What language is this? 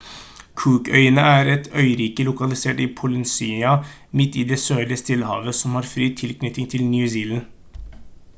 Norwegian Bokmål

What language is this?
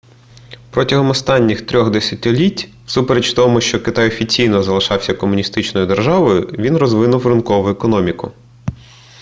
Ukrainian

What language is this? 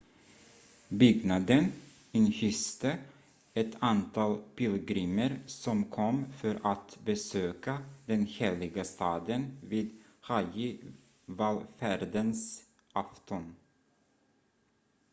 Swedish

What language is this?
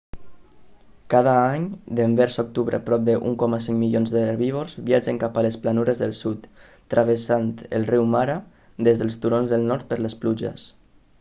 Catalan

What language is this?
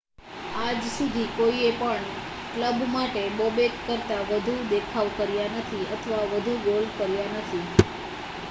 Gujarati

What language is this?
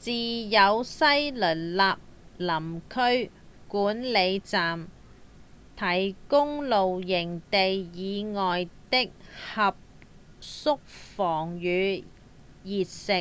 Cantonese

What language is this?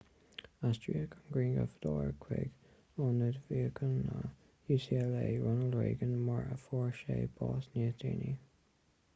Irish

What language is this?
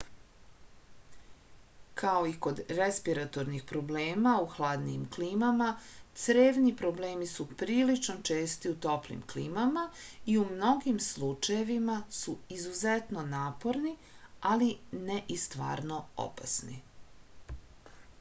Serbian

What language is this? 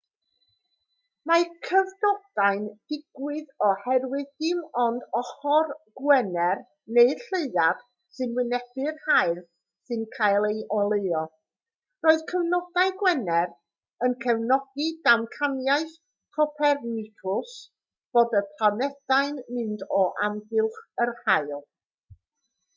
Welsh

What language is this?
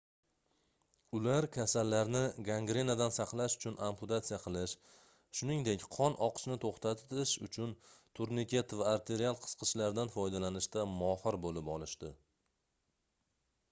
Uzbek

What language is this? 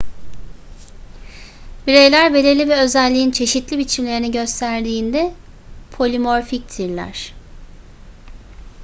Turkish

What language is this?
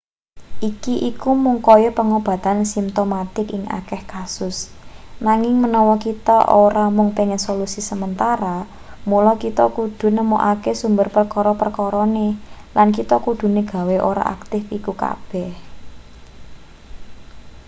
Javanese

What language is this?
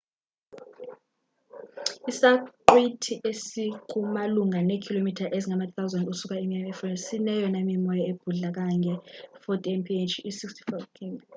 Xhosa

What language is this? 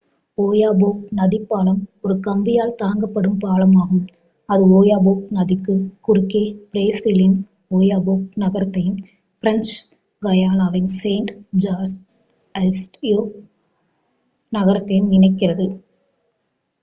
Tamil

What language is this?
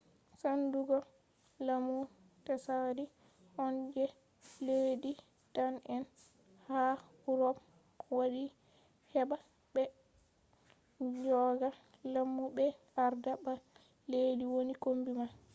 Fula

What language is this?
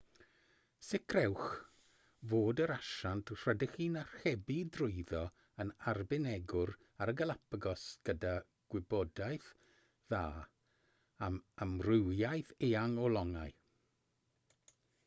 Welsh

